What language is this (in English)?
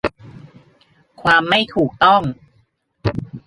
Thai